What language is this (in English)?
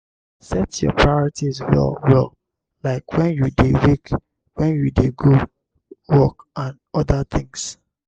Nigerian Pidgin